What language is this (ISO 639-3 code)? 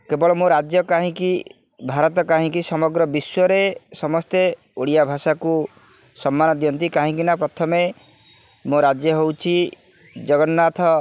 ori